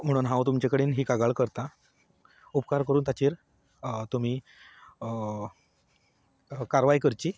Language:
Konkani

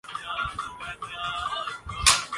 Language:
Urdu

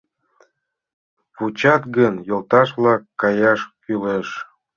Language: Mari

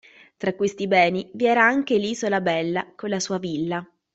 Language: Italian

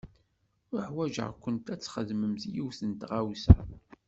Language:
Kabyle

